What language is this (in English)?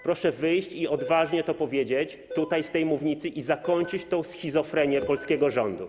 Polish